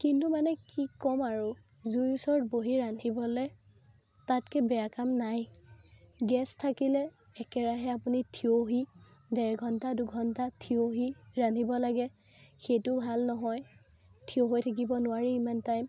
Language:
Assamese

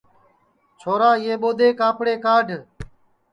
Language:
Sansi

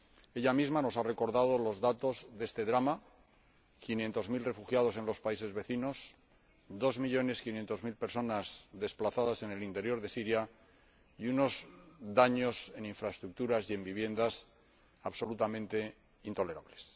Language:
Spanish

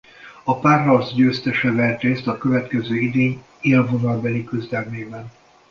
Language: Hungarian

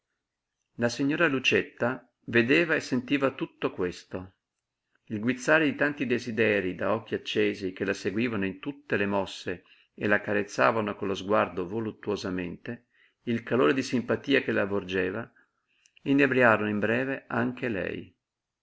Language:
Italian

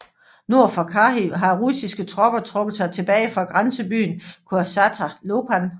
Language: Danish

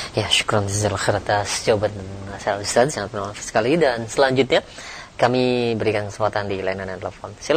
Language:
Indonesian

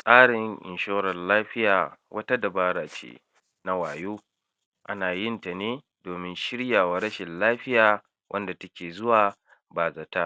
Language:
Hausa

